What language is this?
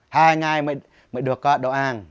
Vietnamese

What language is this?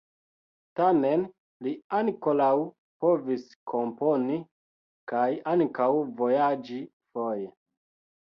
Esperanto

